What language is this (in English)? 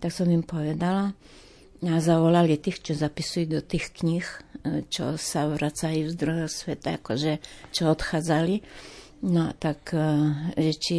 Slovak